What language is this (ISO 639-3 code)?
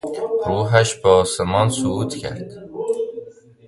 fas